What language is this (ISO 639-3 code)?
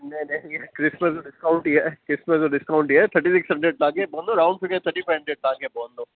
snd